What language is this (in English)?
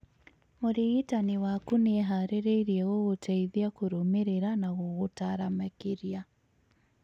Kikuyu